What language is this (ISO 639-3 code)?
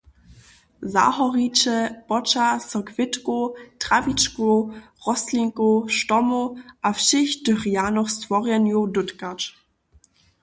hsb